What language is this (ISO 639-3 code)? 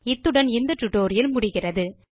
tam